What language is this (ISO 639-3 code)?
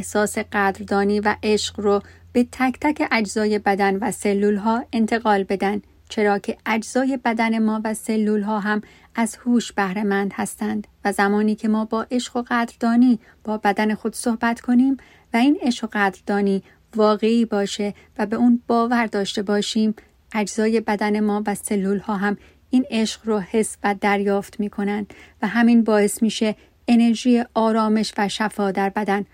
fas